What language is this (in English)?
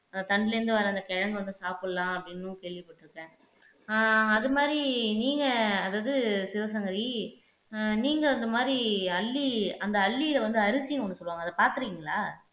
Tamil